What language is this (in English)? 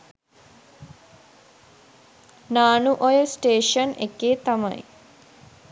Sinhala